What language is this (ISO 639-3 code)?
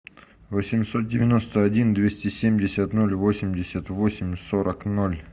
rus